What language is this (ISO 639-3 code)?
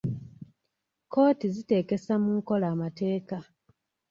lug